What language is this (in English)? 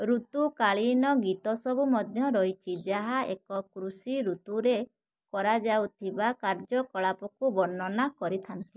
Odia